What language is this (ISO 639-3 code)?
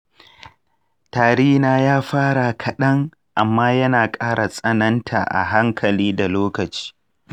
hau